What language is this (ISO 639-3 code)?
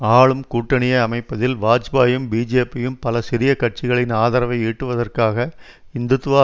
tam